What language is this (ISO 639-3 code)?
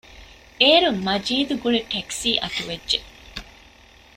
div